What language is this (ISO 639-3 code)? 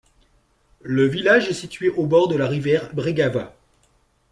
fra